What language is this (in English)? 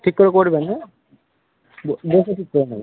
Bangla